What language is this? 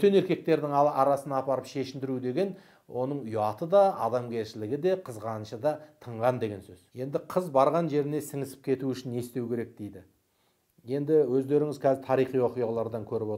Turkish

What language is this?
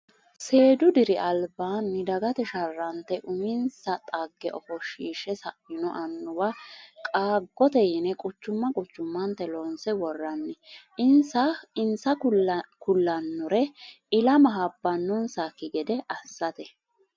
Sidamo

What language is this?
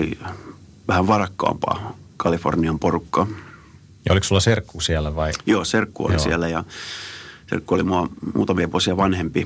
Finnish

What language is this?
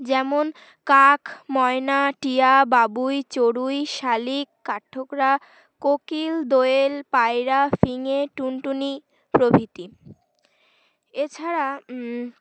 Bangla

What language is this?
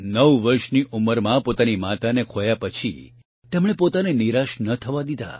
Gujarati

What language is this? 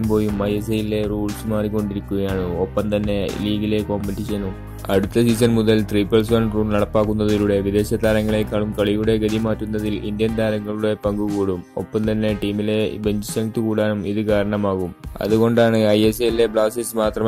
Indonesian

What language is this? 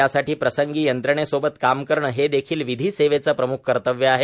Marathi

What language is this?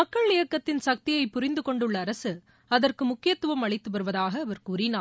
Tamil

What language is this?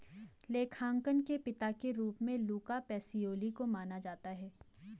Hindi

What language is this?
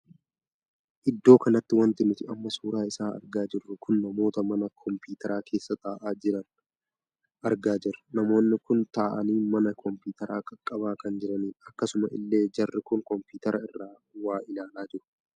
Oromo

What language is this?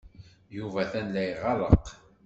Kabyle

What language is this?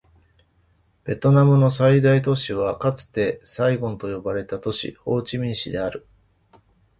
Japanese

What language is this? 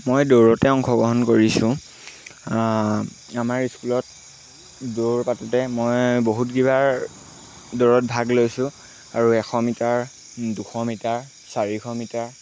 Assamese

